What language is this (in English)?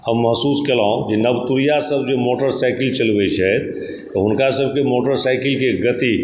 Maithili